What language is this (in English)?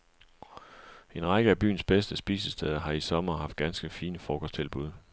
Danish